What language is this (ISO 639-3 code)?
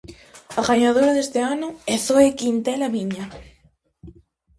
glg